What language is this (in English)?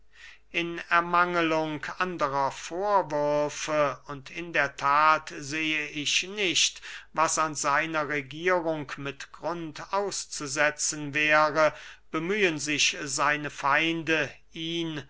German